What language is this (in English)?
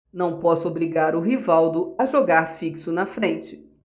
Portuguese